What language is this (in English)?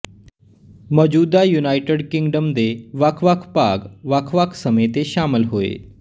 Punjabi